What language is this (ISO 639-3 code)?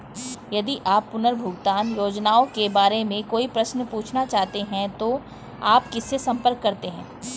hin